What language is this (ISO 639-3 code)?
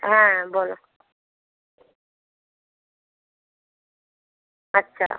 ben